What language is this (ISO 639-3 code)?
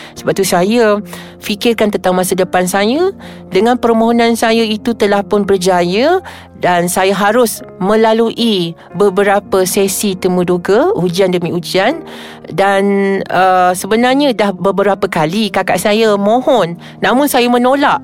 msa